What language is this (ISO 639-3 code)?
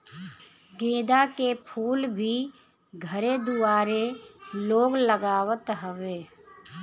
bho